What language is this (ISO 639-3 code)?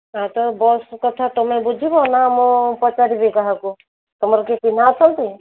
ori